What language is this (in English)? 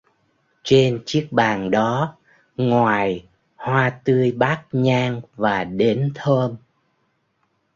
Vietnamese